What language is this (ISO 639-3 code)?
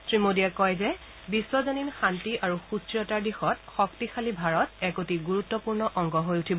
asm